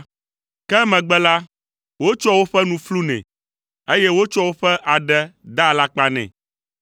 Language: Ewe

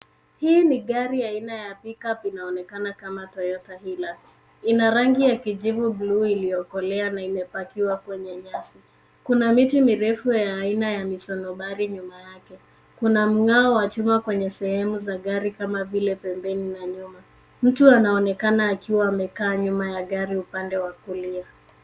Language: Swahili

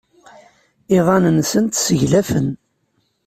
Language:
Kabyle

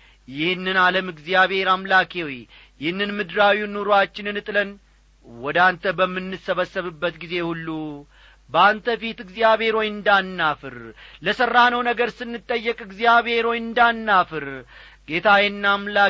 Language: Amharic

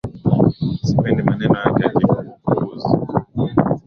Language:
Swahili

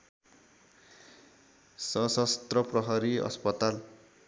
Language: Nepali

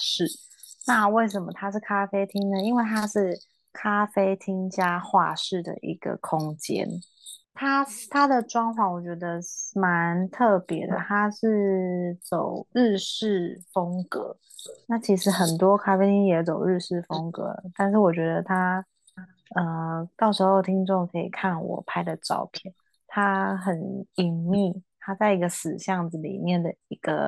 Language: Chinese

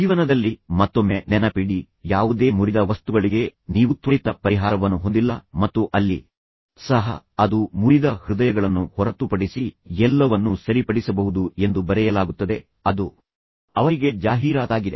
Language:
Kannada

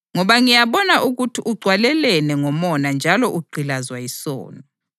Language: North Ndebele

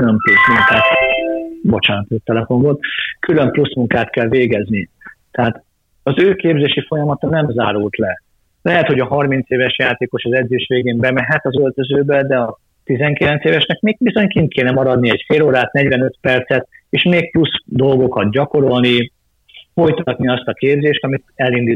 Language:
Hungarian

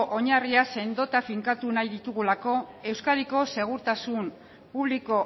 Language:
Basque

